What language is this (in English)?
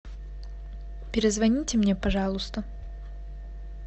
Russian